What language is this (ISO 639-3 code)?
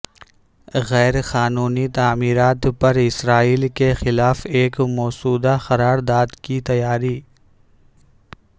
urd